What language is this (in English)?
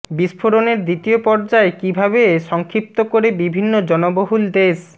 Bangla